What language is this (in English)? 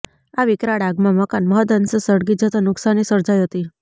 Gujarati